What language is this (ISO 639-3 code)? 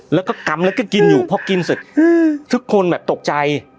tha